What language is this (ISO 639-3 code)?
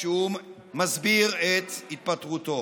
heb